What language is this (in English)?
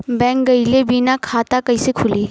Bhojpuri